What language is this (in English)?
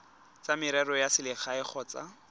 Tswana